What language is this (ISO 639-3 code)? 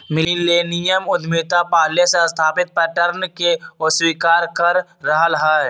mag